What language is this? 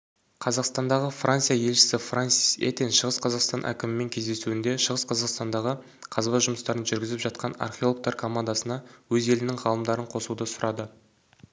Kazakh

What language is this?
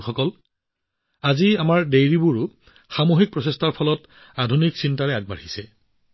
Assamese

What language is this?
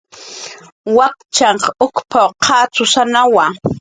Jaqaru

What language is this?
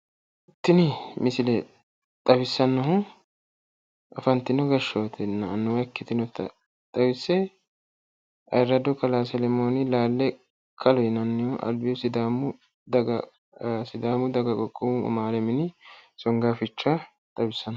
Sidamo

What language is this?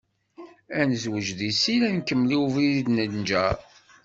Kabyle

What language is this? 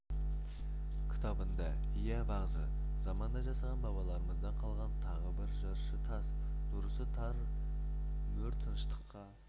Kazakh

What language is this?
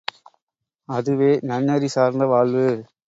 Tamil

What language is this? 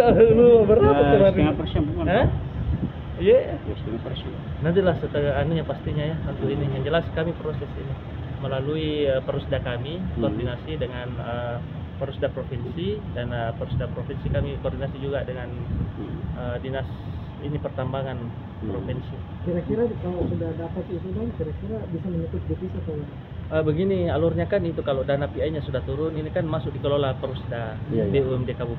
Indonesian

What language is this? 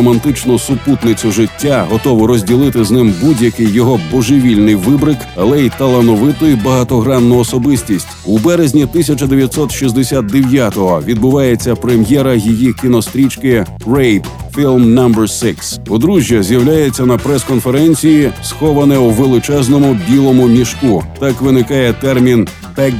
Ukrainian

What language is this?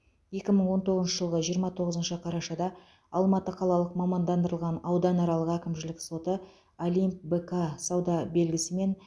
Kazakh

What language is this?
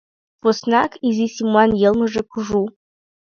Mari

